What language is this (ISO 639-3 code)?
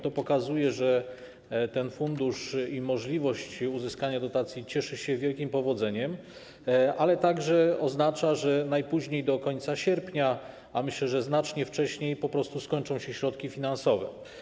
pol